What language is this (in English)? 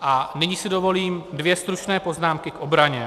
Czech